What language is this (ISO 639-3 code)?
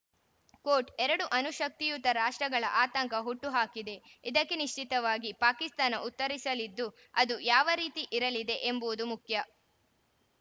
kan